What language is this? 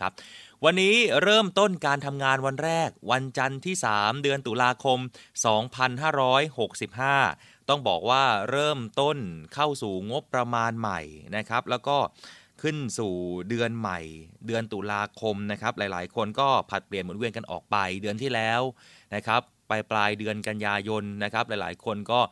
Thai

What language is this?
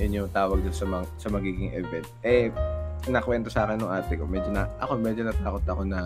Filipino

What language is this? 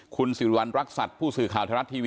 Thai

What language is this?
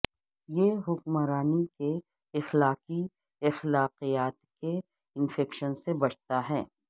Urdu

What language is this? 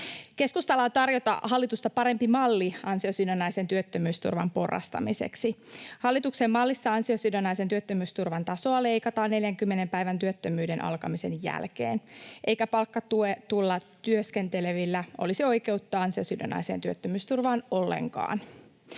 Finnish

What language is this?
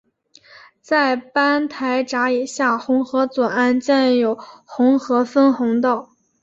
Chinese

